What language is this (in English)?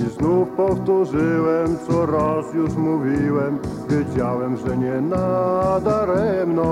Polish